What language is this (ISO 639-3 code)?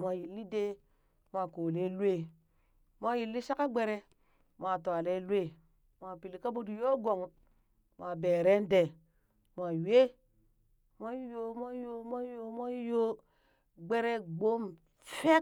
bys